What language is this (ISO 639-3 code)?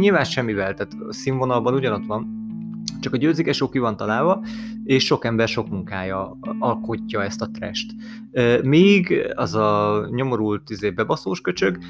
hun